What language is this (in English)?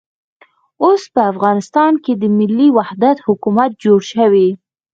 Pashto